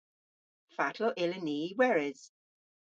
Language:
Cornish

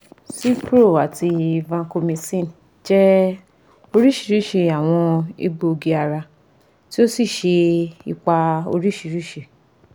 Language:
Yoruba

